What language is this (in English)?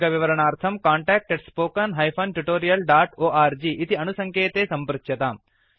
Sanskrit